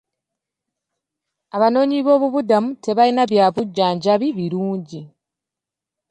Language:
Ganda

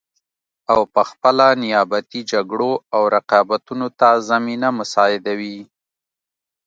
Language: Pashto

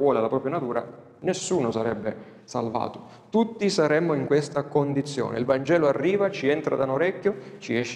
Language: Italian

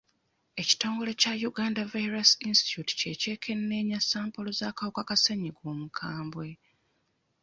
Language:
Ganda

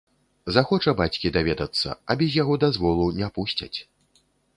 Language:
Belarusian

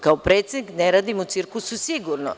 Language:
Serbian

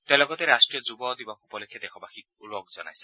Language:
Assamese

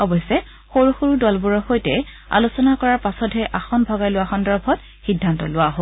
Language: Assamese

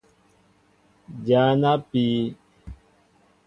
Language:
Mbo (Cameroon)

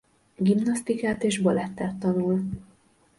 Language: Hungarian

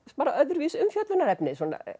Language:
Icelandic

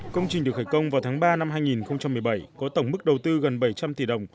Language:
Vietnamese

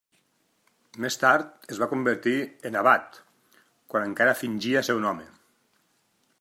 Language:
Catalan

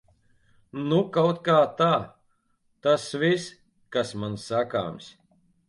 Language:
Latvian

